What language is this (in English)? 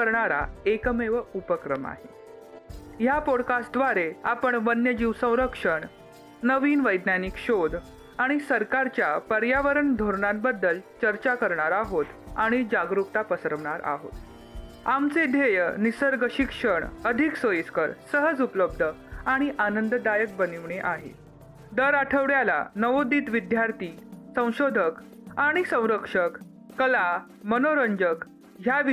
Marathi